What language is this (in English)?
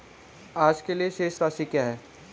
Hindi